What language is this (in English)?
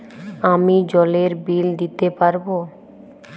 Bangla